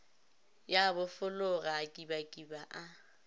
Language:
Northern Sotho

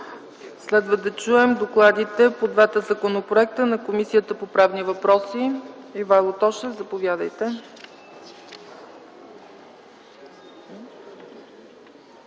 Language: Bulgarian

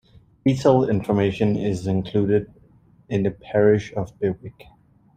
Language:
English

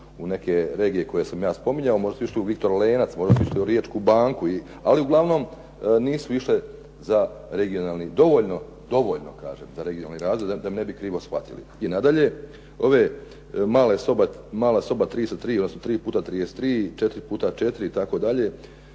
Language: Croatian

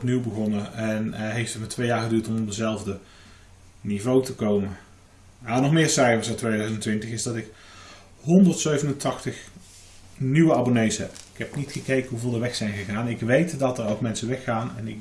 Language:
Dutch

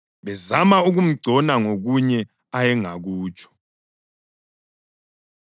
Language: North Ndebele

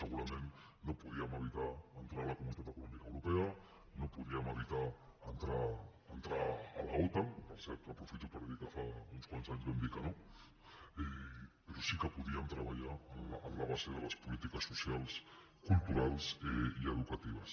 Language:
Catalan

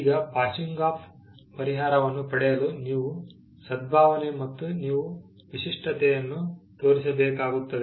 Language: Kannada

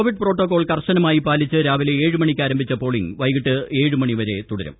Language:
Malayalam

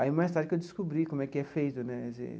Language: Portuguese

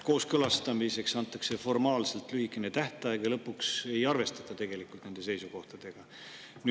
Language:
Estonian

